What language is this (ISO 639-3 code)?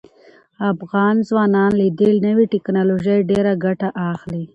pus